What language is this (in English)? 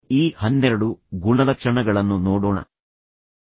Kannada